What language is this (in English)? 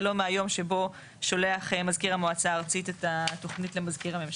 Hebrew